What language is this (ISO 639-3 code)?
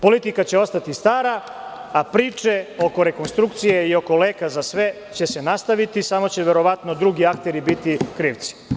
srp